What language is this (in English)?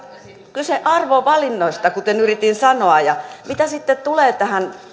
Finnish